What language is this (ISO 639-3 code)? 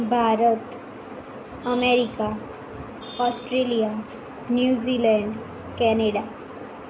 guj